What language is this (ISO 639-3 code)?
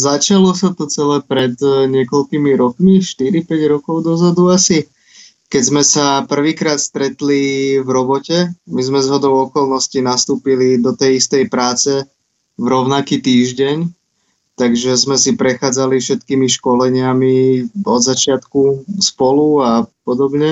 slk